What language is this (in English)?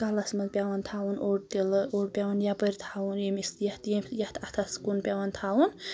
Kashmiri